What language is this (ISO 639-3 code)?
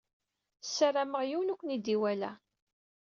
kab